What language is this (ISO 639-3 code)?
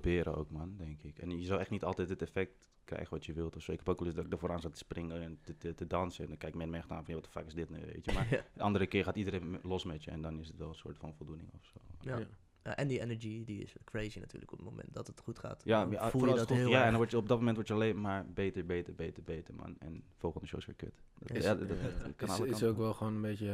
nld